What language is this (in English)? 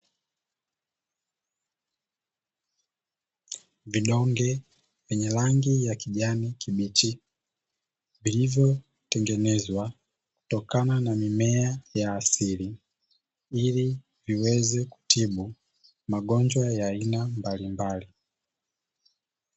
Swahili